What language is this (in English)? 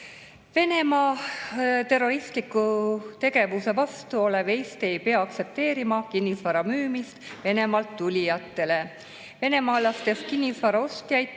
Estonian